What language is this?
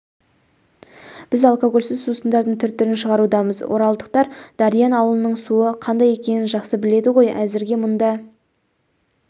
Kazakh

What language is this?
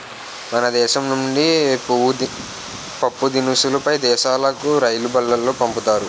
Telugu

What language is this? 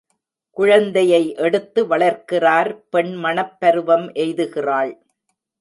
Tamil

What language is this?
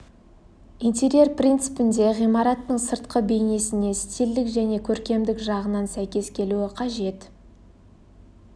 Kazakh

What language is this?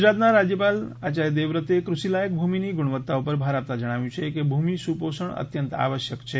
Gujarati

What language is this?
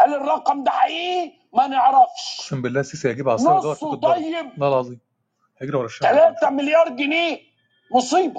Arabic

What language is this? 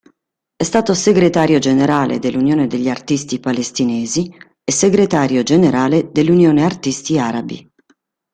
Italian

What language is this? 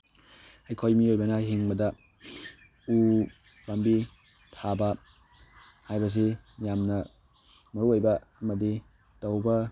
Manipuri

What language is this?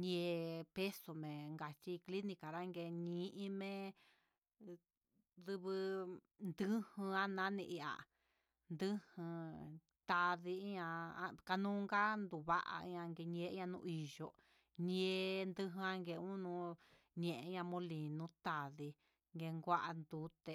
Huitepec Mixtec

